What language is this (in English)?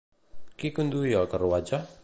Catalan